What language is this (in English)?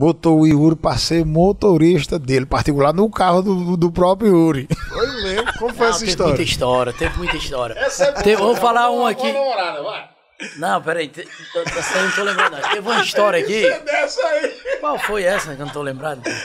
Portuguese